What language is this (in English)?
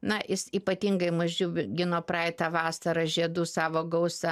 Lithuanian